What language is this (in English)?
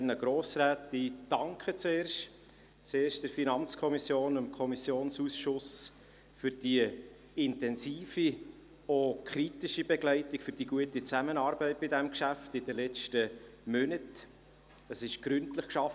Swiss German